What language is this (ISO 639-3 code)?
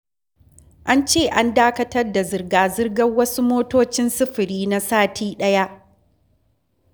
hau